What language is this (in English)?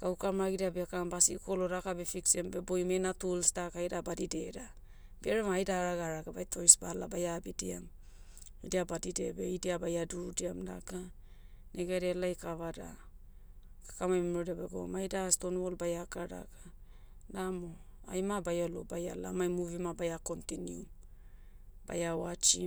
Motu